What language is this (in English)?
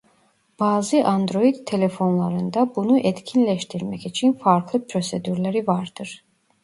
Turkish